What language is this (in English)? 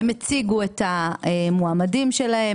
Hebrew